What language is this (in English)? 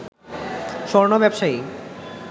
Bangla